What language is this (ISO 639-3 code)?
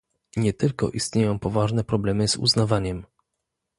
pol